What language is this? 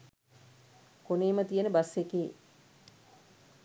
Sinhala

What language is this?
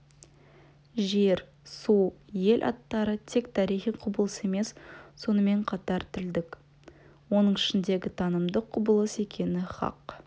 Kazakh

